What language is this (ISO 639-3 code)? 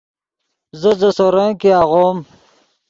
ydg